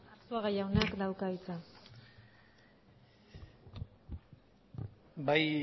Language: Basque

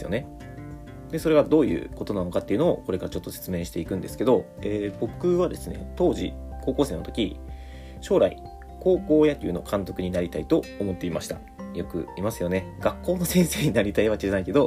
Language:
Japanese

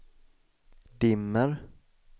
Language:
Swedish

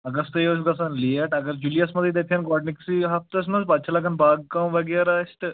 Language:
Kashmiri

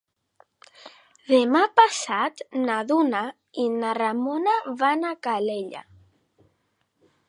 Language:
Catalan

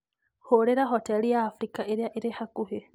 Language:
Kikuyu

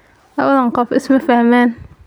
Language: Somali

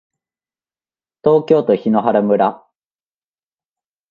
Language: Japanese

